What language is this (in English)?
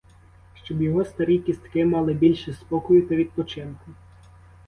Ukrainian